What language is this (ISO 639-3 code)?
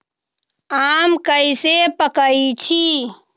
mag